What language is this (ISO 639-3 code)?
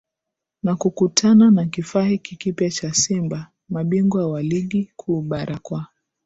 swa